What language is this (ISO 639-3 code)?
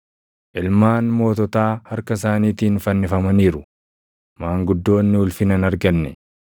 orm